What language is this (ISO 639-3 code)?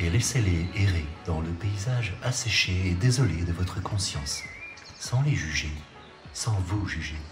fra